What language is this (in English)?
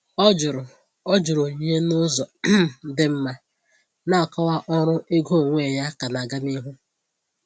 Igbo